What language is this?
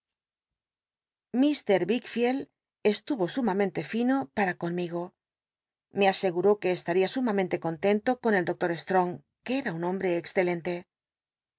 Spanish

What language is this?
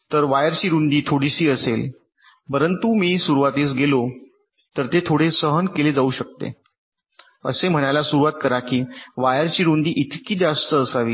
Marathi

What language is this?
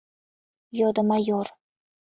Mari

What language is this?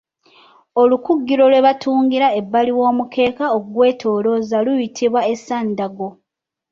Ganda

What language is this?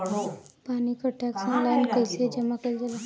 Bhojpuri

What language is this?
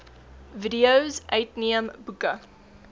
Afrikaans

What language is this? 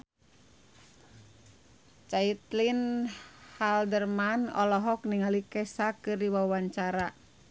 Sundanese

